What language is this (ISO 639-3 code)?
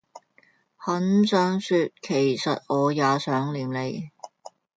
yue